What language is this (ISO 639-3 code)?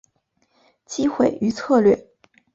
zho